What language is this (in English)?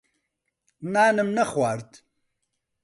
Central Kurdish